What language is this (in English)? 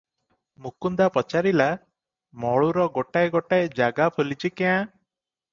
Odia